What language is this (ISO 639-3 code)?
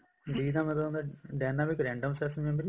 pan